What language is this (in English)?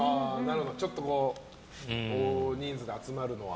Japanese